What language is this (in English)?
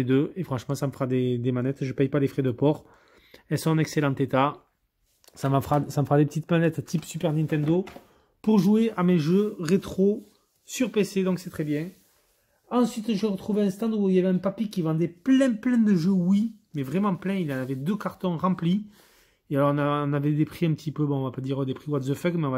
French